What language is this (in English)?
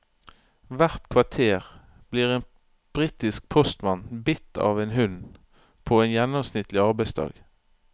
Norwegian